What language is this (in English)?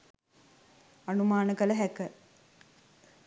Sinhala